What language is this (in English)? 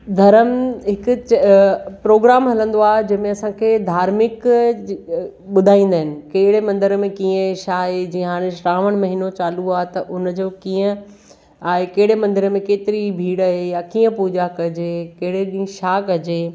Sindhi